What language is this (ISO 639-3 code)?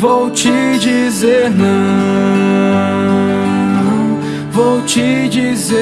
por